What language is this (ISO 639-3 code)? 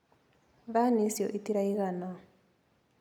kik